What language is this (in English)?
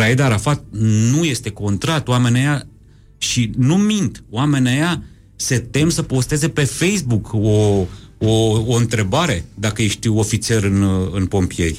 Romanian